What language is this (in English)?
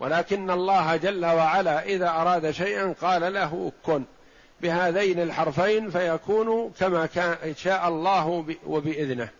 Arabic